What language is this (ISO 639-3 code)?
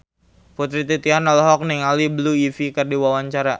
sun